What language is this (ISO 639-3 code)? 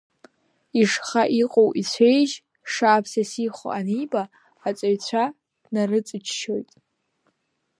abk